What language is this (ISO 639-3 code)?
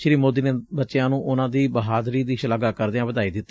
pan